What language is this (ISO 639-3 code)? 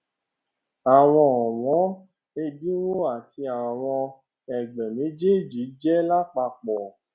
yor